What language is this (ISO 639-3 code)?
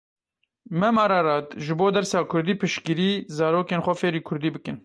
kur